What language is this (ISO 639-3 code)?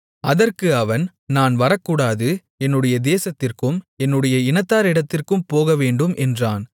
tam